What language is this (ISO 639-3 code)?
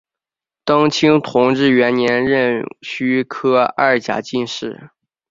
zho